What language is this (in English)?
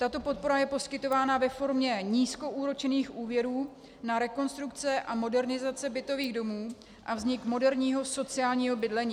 Czech